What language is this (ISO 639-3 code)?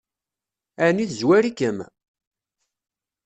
kab